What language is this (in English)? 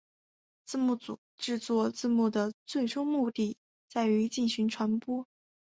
Chinese